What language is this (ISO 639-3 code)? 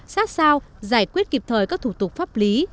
vie